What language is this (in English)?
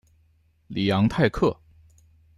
Chinese